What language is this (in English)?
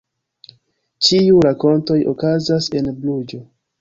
Esperanto